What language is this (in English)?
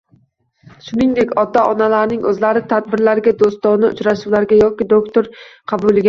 Uzbek